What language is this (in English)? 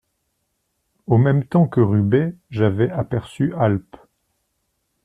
French